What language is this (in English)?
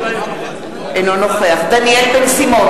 Hebrew